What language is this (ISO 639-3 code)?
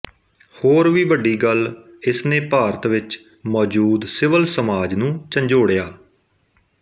pan